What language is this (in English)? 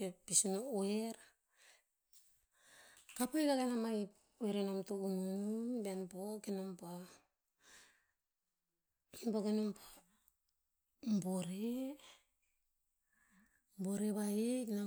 Tinputz